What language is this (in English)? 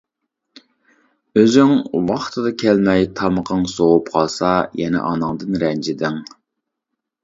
Uyghur